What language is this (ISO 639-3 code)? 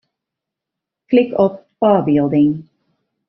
fry